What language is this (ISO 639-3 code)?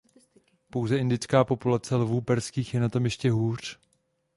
ces